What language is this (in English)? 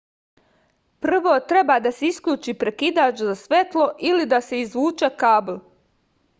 Serbian